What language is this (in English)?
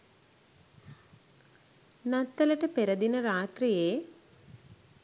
Sinhala